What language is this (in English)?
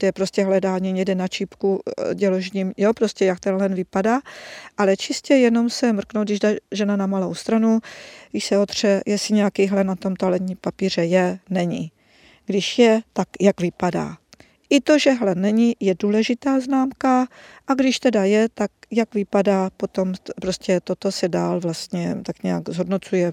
Czech